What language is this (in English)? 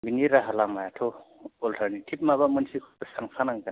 Bodo